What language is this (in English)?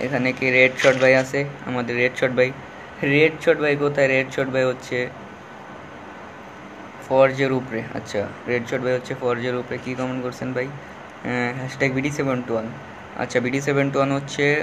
Hindi